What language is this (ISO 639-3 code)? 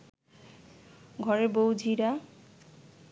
ben